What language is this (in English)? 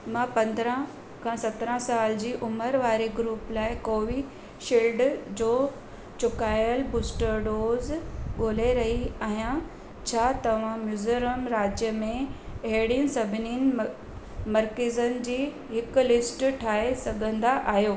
Sindhi